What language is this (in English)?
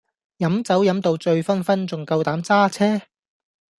Cantonese